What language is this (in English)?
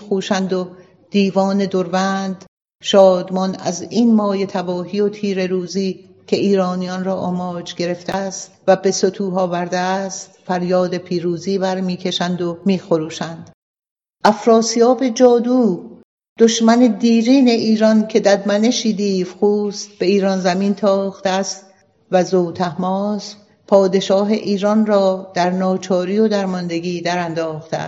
Persian